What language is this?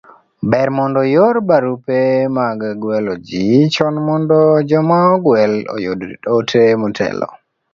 Luo (Kenya and Tanzania)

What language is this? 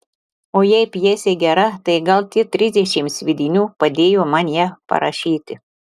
Lithuanian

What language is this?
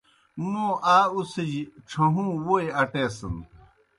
Kohistani Shina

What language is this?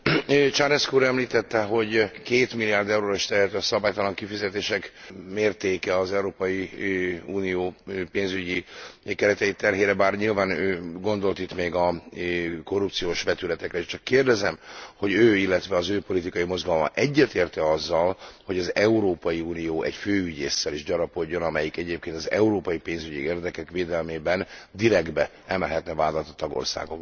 Hungarian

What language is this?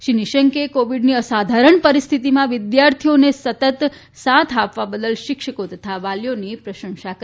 Gujarati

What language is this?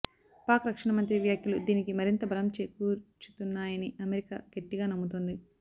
Telugu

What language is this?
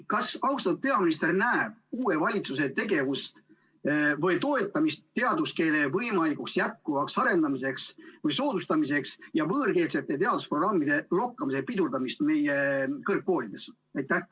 Estonian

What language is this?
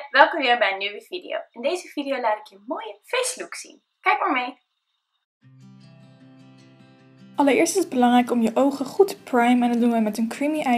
Dutch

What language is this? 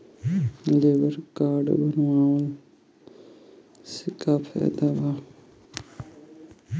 Bhojpuri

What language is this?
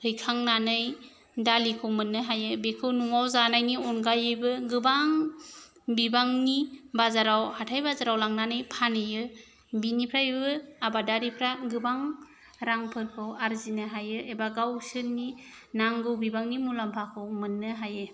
Bodo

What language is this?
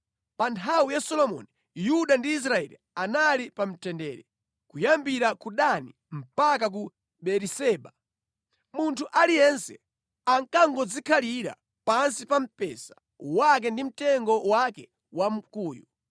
Nyanja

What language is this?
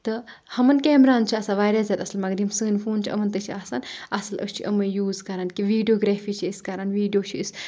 Kashmiri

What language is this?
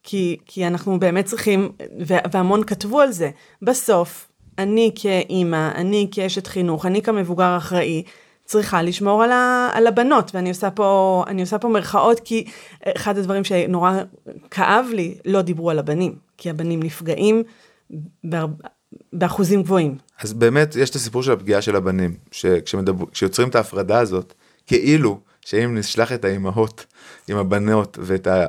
Hebrew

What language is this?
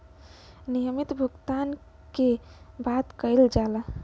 Bhojpuri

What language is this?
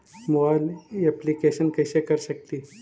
Magahi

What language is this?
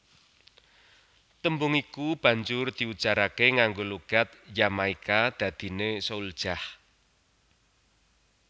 Javanese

